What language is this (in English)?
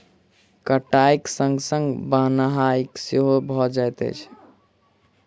Maithili